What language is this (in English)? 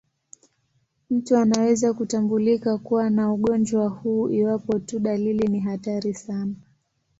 Swahili